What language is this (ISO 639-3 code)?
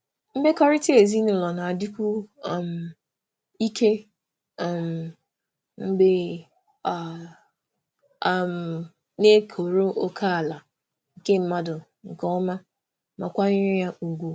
ibo